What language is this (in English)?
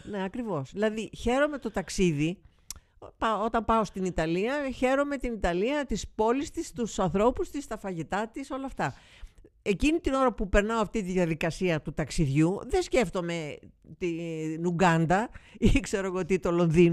Greek